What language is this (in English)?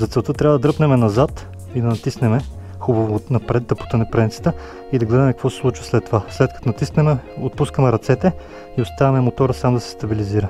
Bulgarian